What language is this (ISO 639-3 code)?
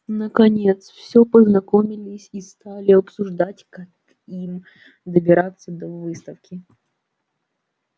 rus